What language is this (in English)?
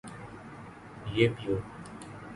Urdu